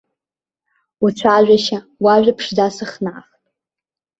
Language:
Abkhazian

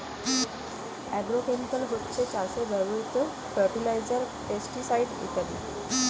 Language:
Bangla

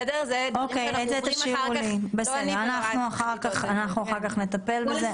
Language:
Hebrew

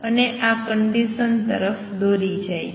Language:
Gujarati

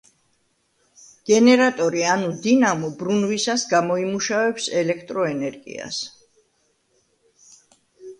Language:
Georgian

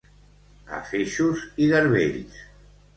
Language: Catalan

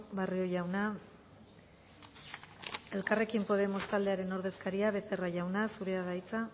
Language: Basque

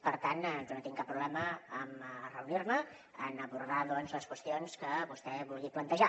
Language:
Catalan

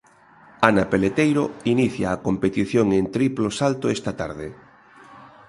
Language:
Galician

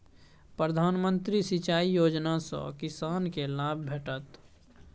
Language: Maithili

